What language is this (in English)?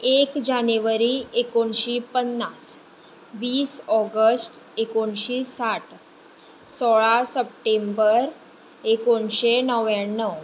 Konkani